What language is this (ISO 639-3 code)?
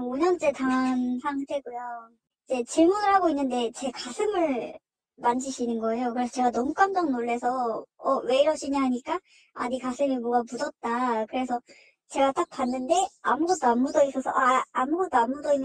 kor